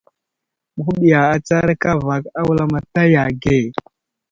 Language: Wuzlam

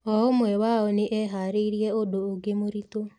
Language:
Kikuyu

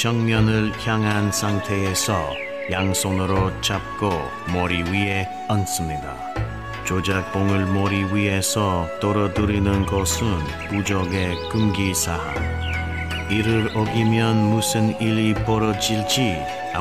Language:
Korean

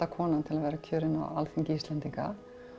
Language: Icelandic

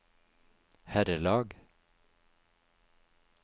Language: Norwegian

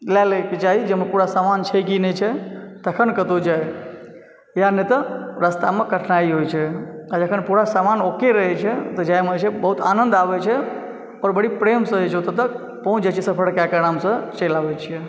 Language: Maithili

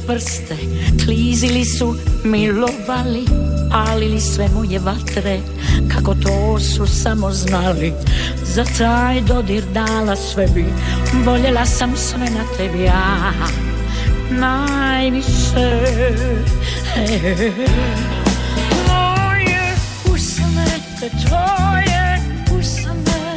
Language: Croatian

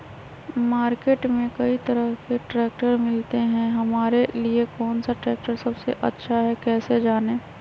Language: Magahi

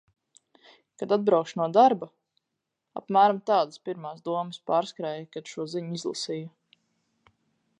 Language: Latvian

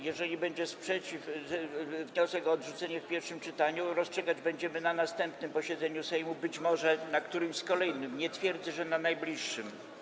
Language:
Polish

